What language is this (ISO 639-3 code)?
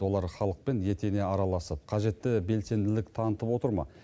kaz